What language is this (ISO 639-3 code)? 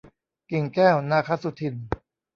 tha